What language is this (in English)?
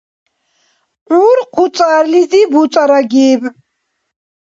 Dargwa